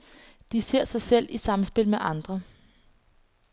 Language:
Danish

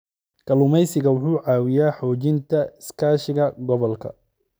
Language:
Somali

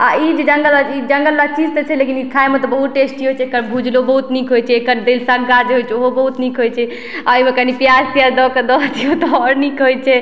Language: Maithili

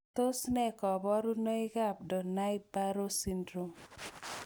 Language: Kalenjin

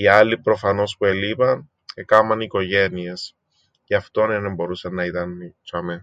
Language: Greek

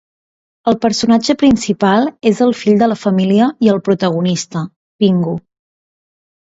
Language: Catalan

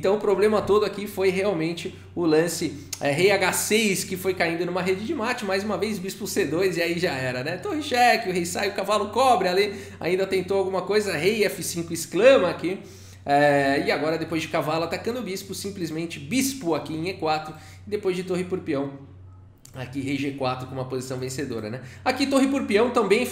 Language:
Portuguese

